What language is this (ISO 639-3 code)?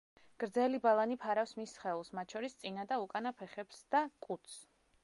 kat